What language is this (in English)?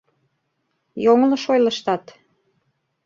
Mari